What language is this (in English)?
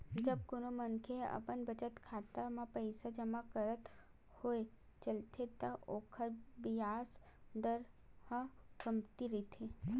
Chhattisgarhi